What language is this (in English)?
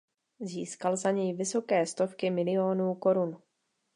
Czech